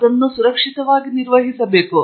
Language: Kannada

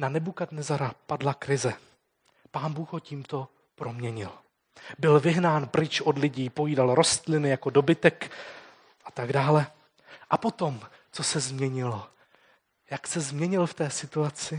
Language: Czech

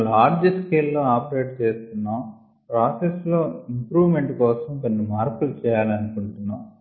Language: Telugu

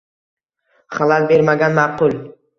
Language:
Uzbek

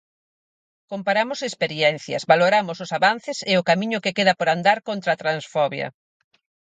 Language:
Galician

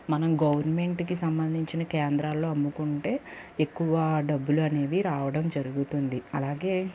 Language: Telugu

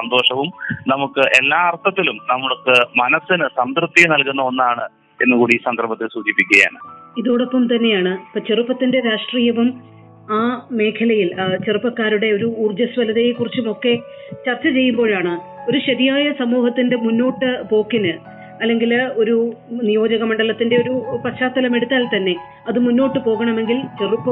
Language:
Malayalam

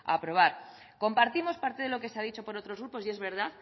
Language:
Spanish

